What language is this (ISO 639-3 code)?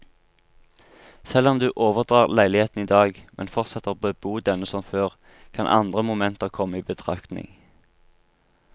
nor